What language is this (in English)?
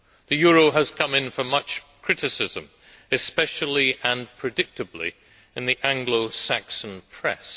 English